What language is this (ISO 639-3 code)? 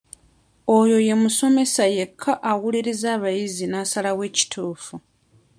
lug